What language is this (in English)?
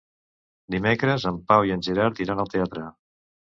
Catalan